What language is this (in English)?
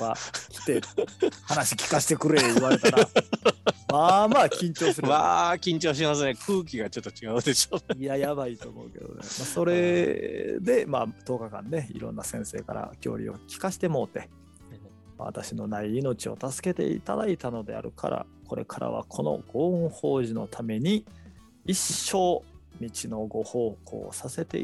Japanese